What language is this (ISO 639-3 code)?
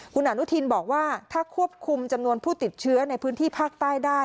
tha